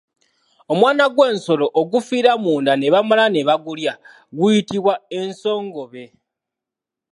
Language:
Ganda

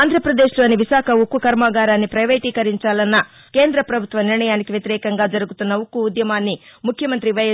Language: Telugu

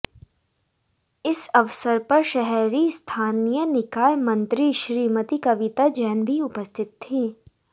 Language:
Hindi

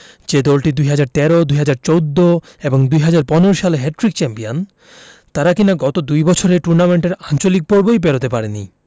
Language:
Bangla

